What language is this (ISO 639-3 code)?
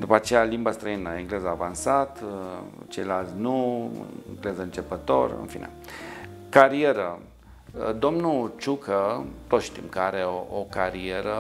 ron